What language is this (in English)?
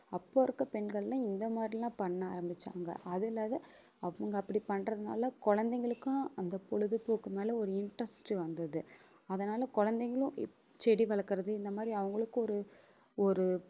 Tamil